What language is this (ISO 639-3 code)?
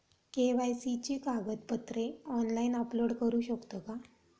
mar